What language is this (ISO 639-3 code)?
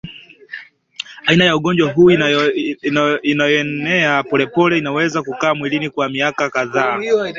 swa